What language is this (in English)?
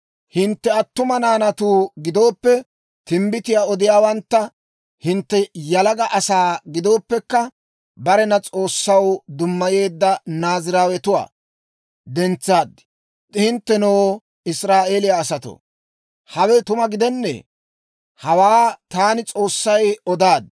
Dawro